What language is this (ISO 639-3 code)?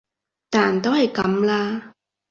yue